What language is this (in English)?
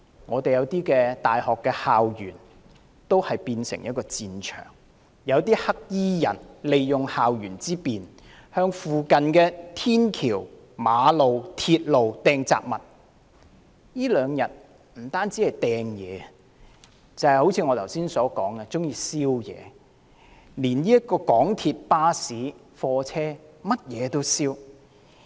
Cantonese